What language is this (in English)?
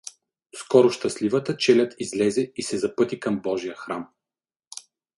Bulgarian